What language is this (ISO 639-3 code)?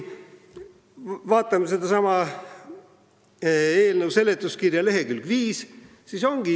est